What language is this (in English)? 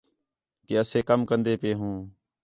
Khetrani